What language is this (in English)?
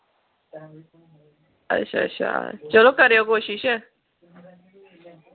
Dogri